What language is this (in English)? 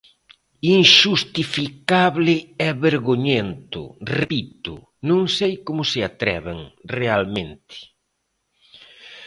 Galician